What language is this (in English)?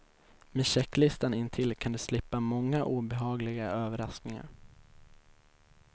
Swedish